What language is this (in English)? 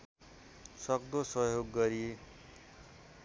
Nepali